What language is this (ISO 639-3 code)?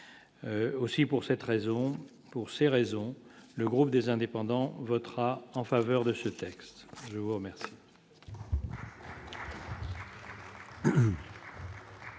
fra